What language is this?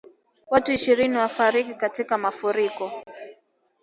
Swahili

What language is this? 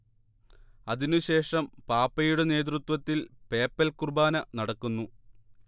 Malayalam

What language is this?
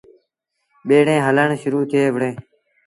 Sindhi Bhil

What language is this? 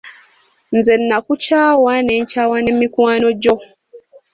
Ganda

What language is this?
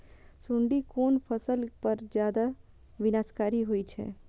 Maithili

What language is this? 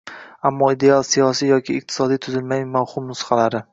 Uzbek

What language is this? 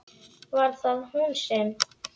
Icelandic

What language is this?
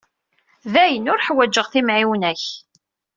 Kabyle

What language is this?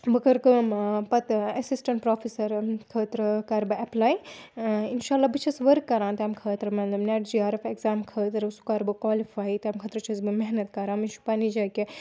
Kashmiri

